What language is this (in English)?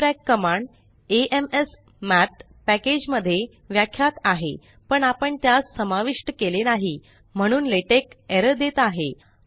Marathi